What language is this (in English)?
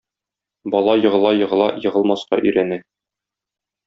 Tatar